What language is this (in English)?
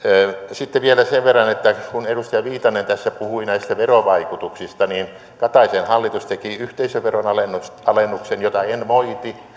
Finnish